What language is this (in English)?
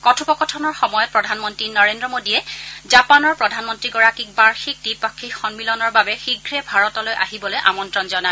Assamese